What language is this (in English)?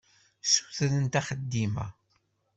Kabyle